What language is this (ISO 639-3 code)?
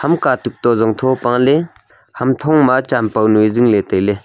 nnp